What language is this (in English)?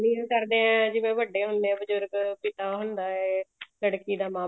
Punjabi